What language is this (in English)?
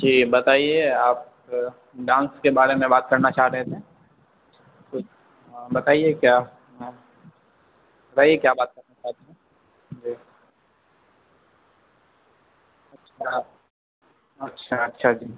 Urdu